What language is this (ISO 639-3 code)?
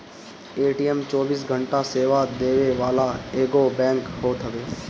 bho